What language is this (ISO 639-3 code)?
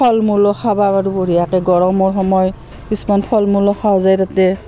asm